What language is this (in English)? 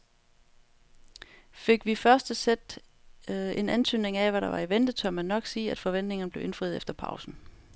Danish